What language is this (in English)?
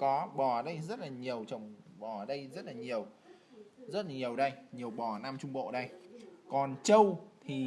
Vietnamese